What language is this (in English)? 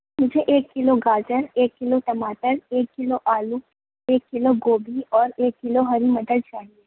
Urdu